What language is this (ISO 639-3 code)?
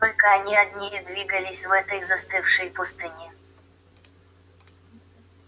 rus